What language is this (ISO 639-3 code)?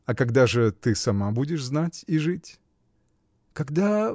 rus